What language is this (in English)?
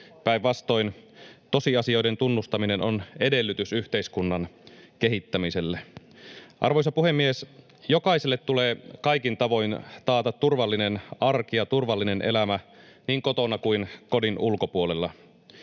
Finnish